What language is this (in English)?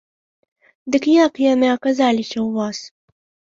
Belarusian